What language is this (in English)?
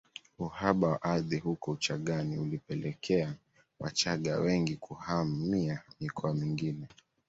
Swahili